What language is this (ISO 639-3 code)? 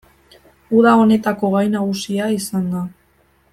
eus